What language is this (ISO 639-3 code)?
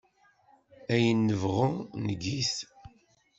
kab